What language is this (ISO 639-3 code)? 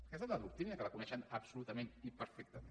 cat